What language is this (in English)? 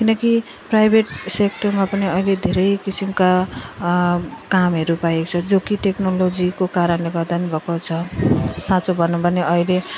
Nepali